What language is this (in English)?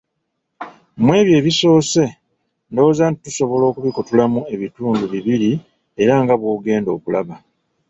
Ganda